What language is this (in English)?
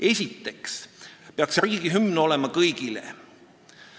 Estonian